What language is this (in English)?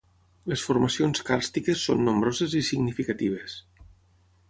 Catalan